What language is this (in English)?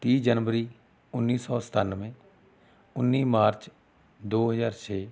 Punjabi